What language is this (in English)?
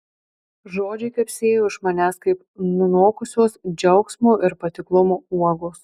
Lithuanian